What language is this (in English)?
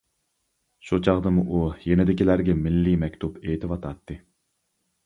Uyghur